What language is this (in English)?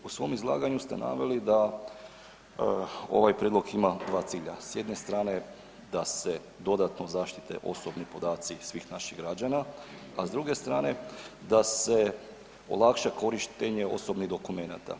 Croatian